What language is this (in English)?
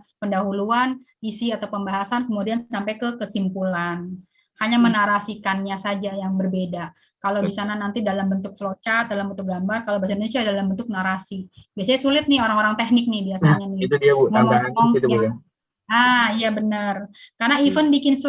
Indonesian